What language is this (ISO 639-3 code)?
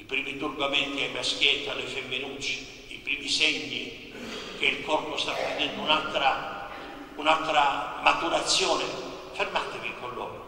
ita